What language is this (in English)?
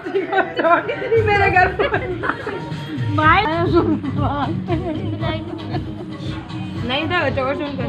Arabic